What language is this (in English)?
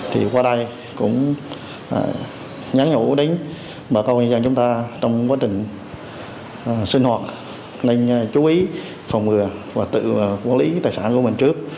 Vietnamese